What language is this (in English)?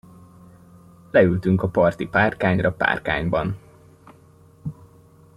Hungarian